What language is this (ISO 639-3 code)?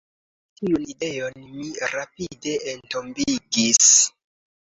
epo